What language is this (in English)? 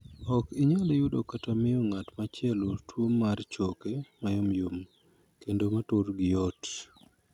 Luo (Kenya and Tanzania)